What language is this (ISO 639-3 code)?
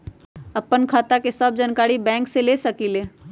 mag